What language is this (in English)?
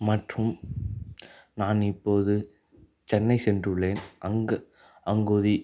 Tamil